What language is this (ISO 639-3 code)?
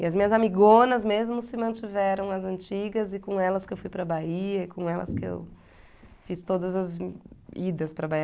por